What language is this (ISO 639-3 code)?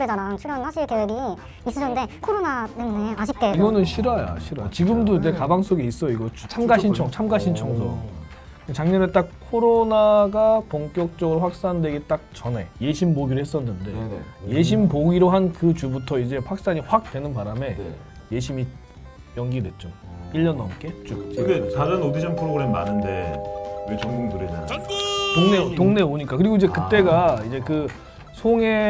kor